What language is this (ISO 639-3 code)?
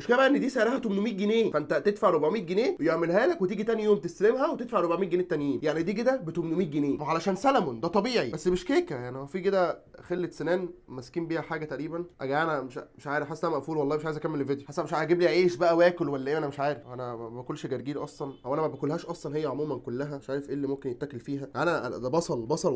ara